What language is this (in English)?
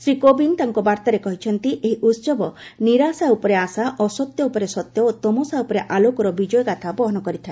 Odia